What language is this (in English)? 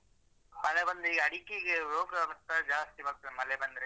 Kannada